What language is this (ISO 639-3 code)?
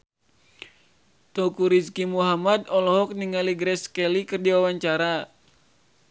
sun